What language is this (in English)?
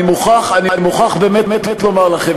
Hebrew